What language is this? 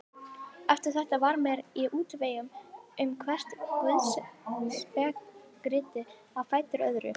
Icelandic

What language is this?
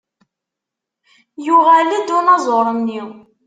Kabyle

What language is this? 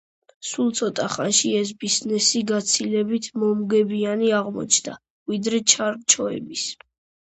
Georgian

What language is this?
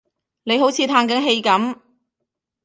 Cantonese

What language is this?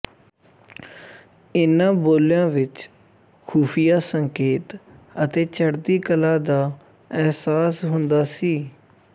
Punjabi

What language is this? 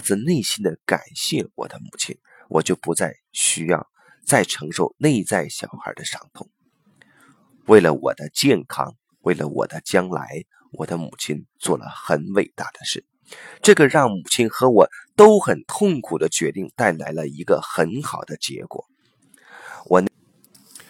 Chinese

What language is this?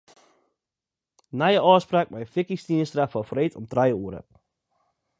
Western Frisian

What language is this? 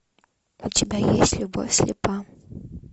Russian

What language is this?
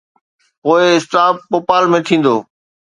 Sindhi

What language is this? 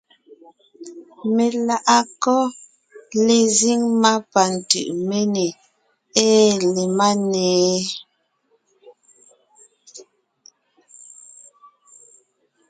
Ngiemboon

